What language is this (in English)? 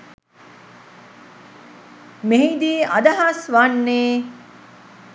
Sinhala